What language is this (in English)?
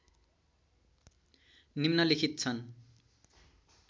Nepali